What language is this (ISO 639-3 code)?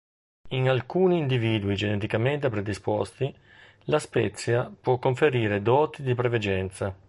ita